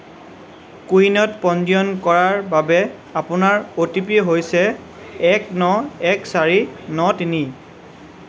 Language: Assamese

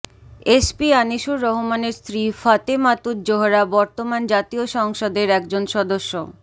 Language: Bangla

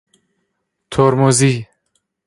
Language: Persian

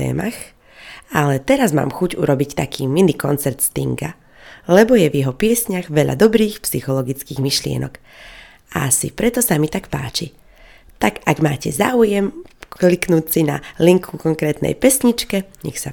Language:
Slovak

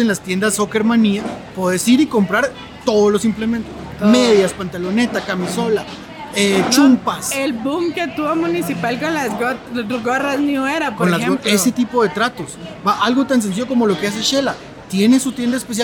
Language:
Spanish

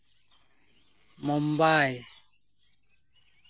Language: Santali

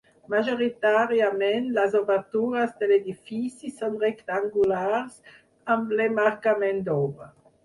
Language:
Catalan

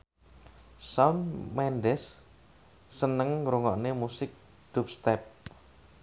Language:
Javanese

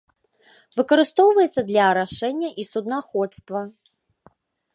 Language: Belarusian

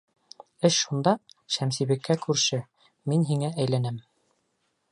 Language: Bashkir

